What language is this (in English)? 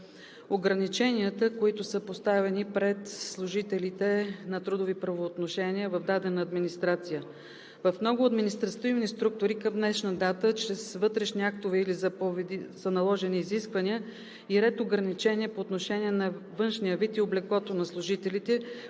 Bulgarian